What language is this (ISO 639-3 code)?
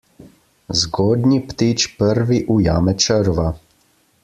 slv